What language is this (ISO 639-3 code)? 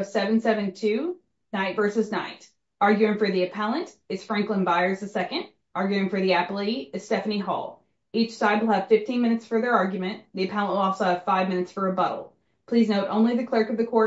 eng